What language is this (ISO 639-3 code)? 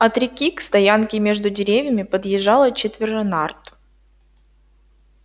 rus